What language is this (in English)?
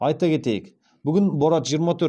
Kazakh